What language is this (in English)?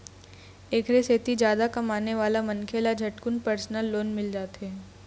Chhattisgarhi